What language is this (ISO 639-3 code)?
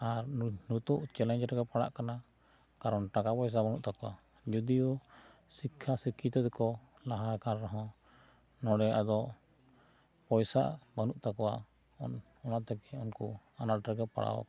sat